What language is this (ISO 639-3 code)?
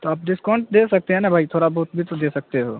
urd